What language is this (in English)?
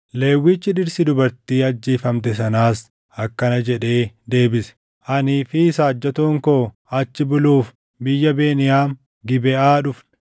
Oromo